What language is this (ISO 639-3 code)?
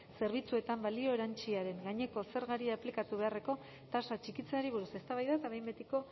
eus